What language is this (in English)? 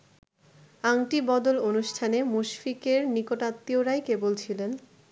Bangla